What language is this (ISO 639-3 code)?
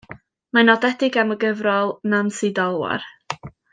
cym